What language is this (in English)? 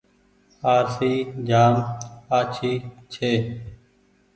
Goaria